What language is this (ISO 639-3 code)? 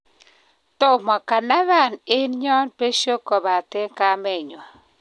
kln